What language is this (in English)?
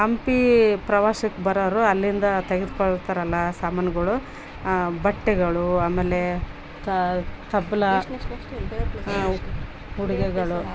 Kannada